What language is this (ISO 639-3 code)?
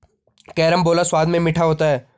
hin